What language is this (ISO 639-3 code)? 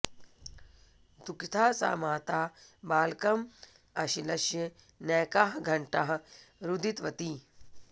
san